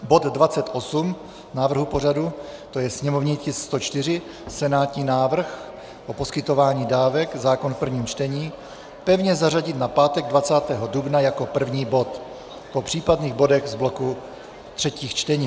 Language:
Czech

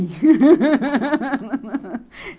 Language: Portuguese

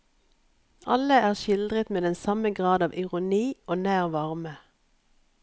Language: Norwegian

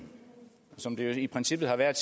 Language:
Danish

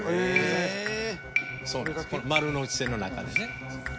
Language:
Japanese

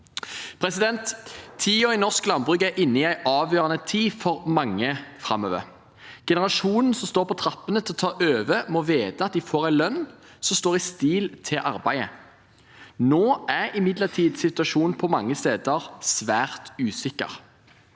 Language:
Norwegian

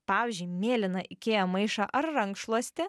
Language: Lithuanian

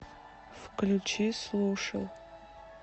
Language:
Russian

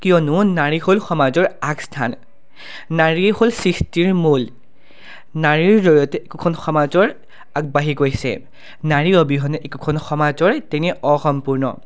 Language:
Assamese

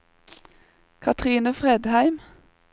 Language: Norwegian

